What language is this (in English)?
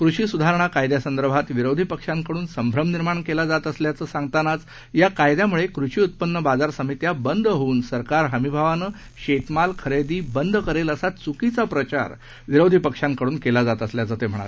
Marathi